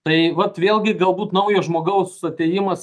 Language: Lithuanian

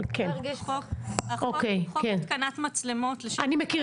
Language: Hebrew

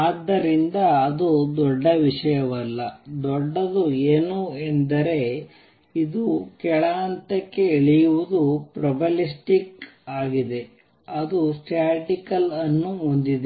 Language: Kannada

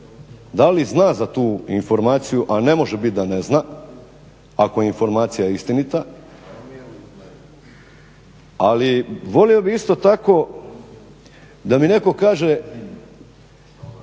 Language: Croatian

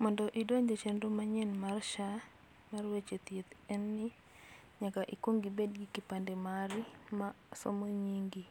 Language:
Luo (Kenya and Tanzania)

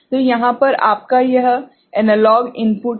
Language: Hindi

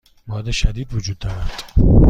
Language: Persian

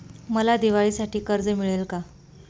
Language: Marathi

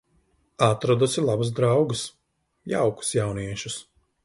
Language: Latvian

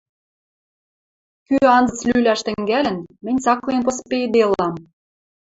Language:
Western Mari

